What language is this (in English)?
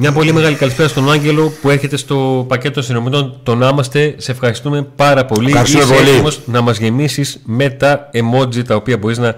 Greek